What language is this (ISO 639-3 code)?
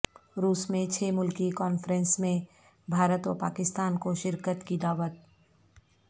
urd